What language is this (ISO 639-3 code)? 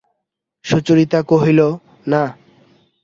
ben